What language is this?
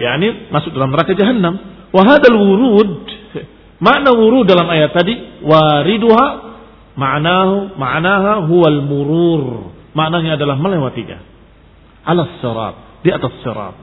Indonesian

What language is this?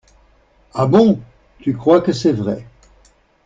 French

